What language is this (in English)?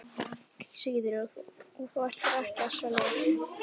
Icelandic